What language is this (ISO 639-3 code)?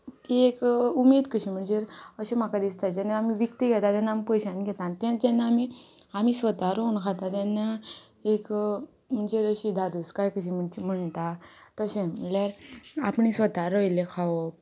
kok